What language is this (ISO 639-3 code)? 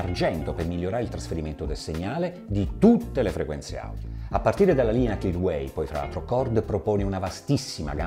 ita